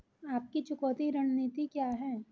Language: Hindi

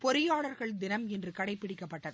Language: Tamil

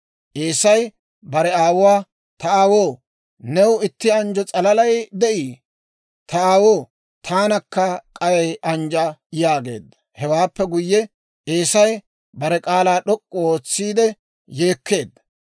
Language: Dawro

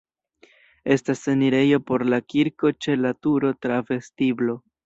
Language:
Esperanto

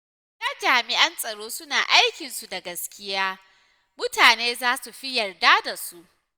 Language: Hausa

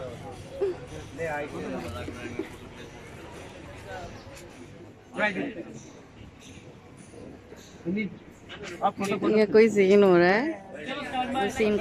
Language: Hindi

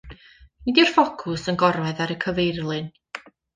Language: Welsh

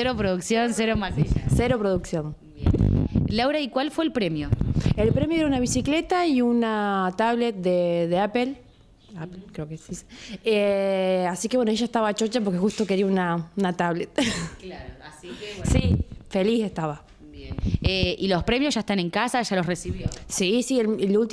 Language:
Spanish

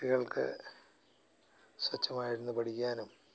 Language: Malayalam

